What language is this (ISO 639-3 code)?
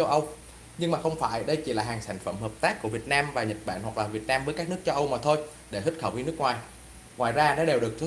vie